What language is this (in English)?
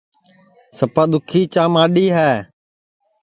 Sansi